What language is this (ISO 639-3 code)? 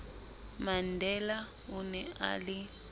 sot